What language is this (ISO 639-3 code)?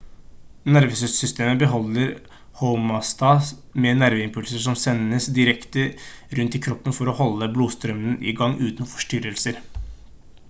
nob